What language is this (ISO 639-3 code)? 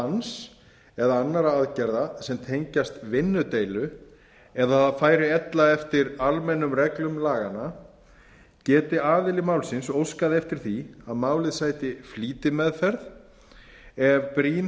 isl